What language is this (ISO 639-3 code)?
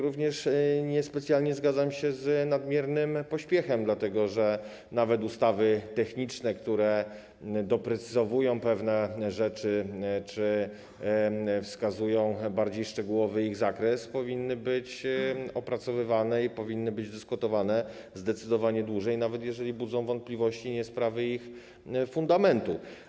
pol